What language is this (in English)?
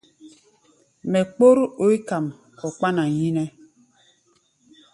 Gbaya